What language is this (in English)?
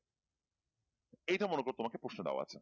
Bangla